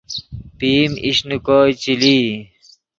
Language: Yidgha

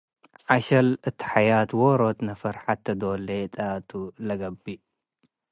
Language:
Tigre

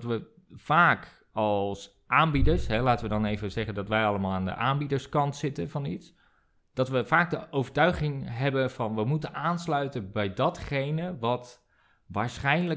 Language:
Dutch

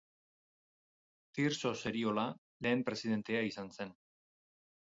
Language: Basque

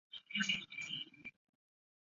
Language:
Chinese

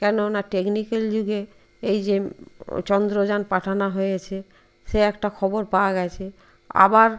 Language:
Bangla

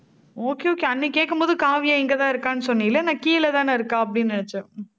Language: Tamil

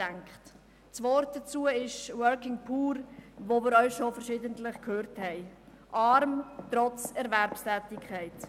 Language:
Swiss German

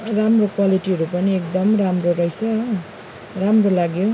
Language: Nepali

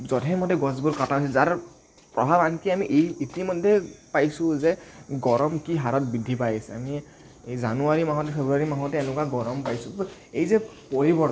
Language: Assamese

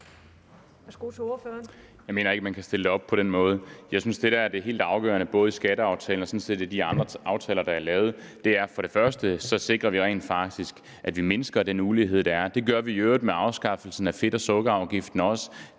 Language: Danish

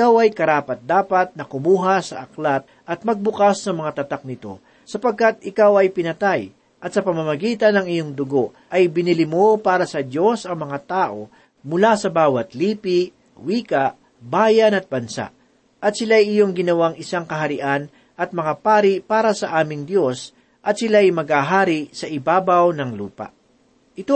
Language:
Filipino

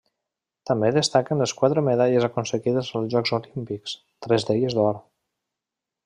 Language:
Catalan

